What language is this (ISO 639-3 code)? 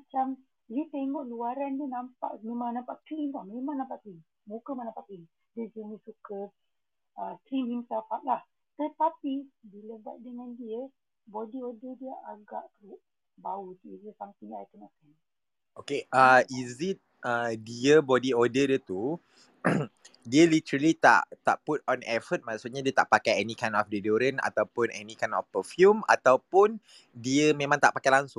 msa